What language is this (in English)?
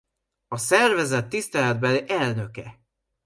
Hungarian